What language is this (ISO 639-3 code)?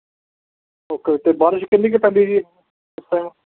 pan